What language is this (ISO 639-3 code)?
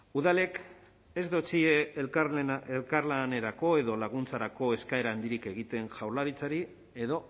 eus